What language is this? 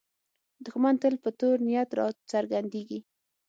Pashto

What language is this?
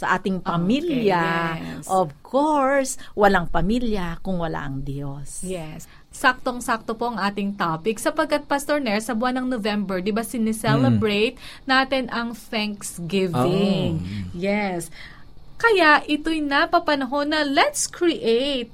Filipino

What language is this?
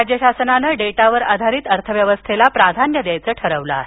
Marathi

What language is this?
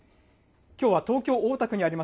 Japanese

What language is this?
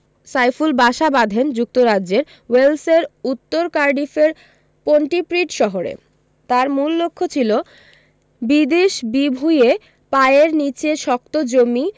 Bangla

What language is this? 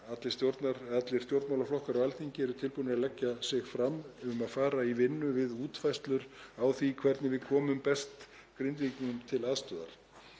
Icelandic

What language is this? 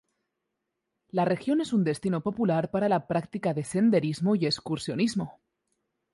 Spanish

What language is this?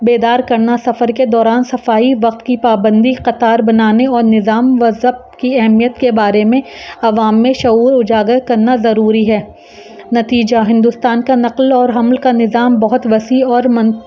Urdu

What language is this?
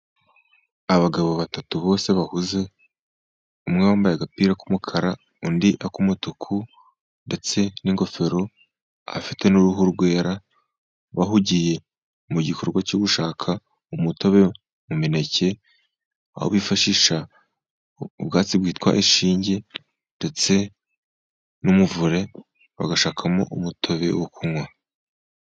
Kinyarwanda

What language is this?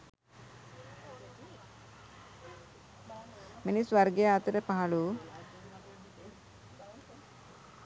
Sinhala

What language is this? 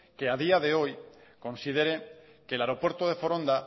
Spanish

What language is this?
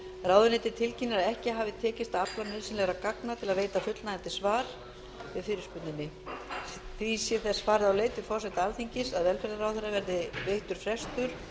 Icelandic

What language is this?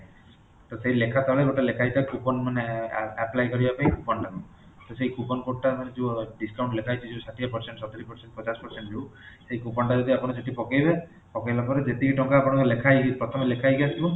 Odia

